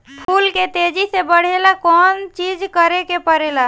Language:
Bhojpuri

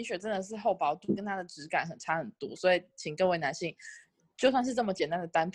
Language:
Chinese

